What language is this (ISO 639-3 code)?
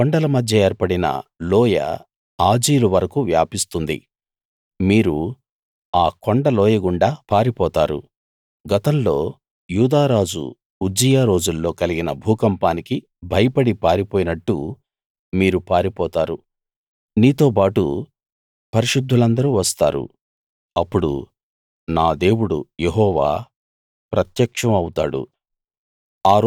tel